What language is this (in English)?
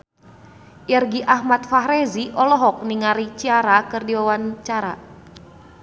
Sundanese